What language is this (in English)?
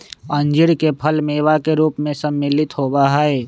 Magahi